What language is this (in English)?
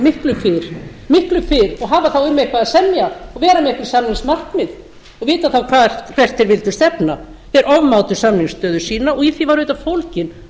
Icelandic